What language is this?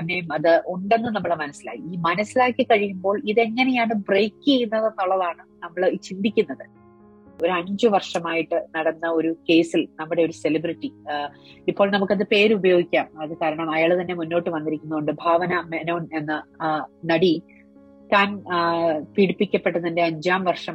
Malayalam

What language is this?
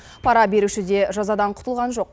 Kazakh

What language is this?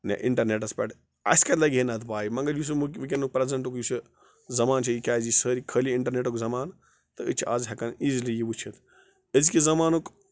Kashmiri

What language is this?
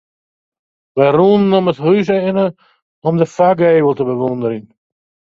Western Frisian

